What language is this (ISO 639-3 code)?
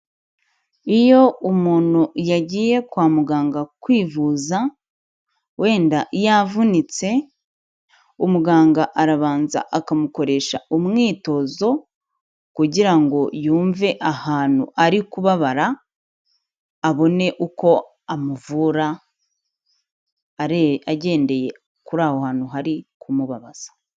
kin